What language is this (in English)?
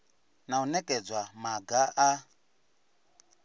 Venda